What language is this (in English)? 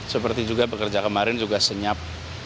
Indonesian